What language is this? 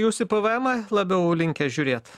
Lithuanian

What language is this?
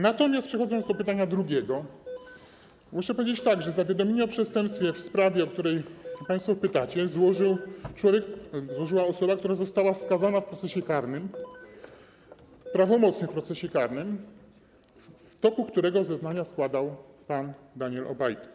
Polish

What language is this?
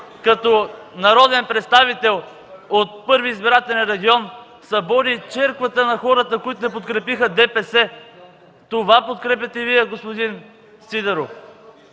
Bulgarian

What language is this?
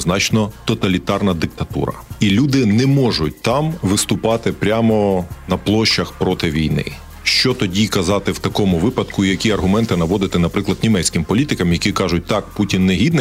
Ukrainian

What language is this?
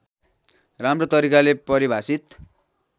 Nepali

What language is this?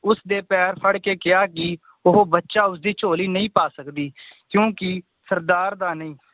Punjabi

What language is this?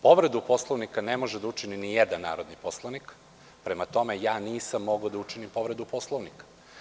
Serbian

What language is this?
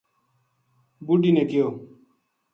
Gujari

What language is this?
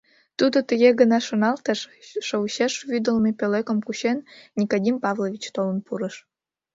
Mari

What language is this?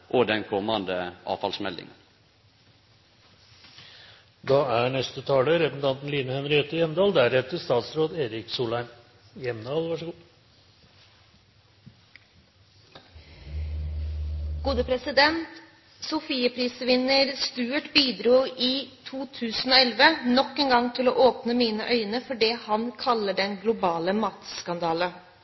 Norwegian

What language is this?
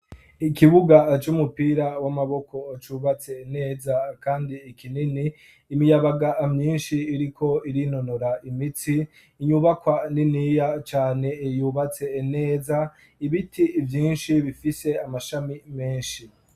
Rundi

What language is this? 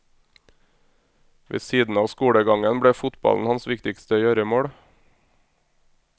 Norwegian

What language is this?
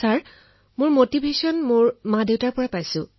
Assamese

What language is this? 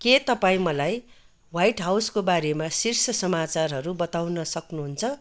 Nepali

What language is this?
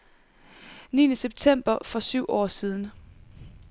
Danish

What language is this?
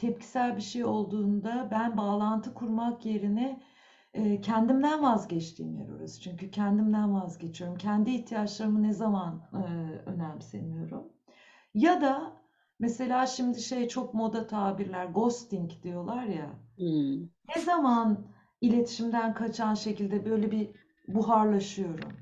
Turkish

